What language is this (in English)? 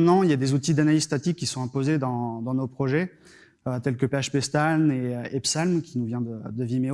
French